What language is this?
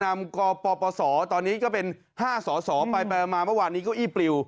Thai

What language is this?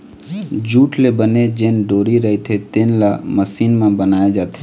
Chhattisgarhi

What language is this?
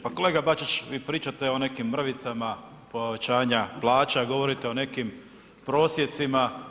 Croatian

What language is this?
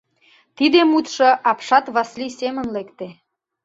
Mari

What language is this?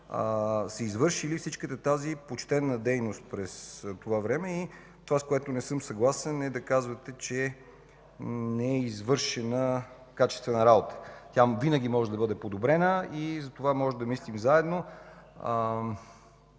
Bulgarian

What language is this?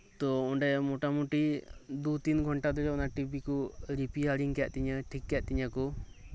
Santali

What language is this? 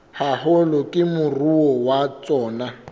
Southern Sotho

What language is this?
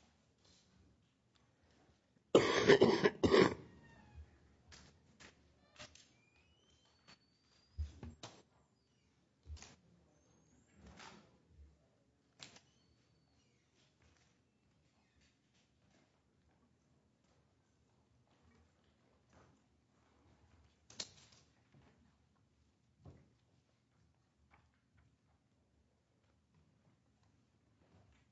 English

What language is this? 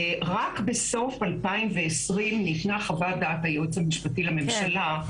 Hebrew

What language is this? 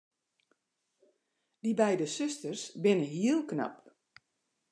Western Frisian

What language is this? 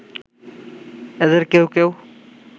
Bangla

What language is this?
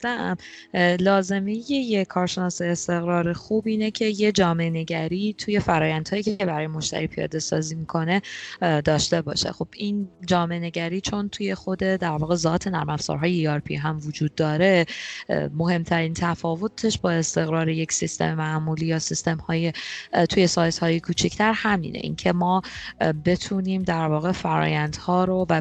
Persian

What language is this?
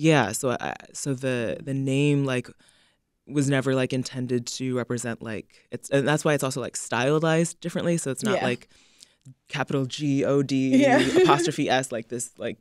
English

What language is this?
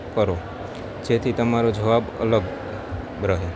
Gujarati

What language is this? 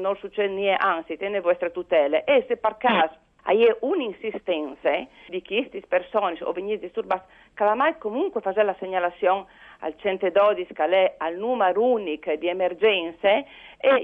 Italian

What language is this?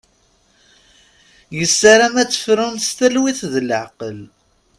Kabyle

